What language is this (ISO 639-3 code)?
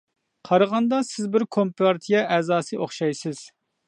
uig